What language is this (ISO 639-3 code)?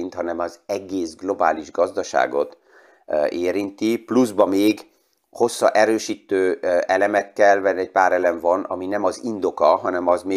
hun